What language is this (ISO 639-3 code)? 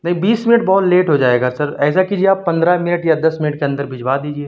urd